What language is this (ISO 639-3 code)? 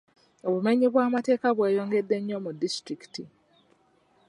lug